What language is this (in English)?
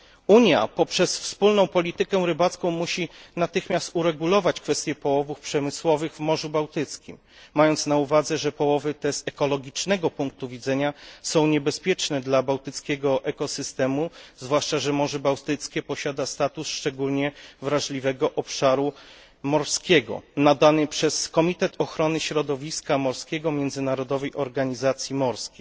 Polish